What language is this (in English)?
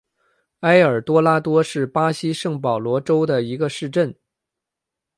Chinese